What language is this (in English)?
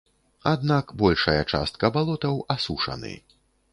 Belarusian